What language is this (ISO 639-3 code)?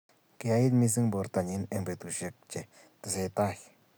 kln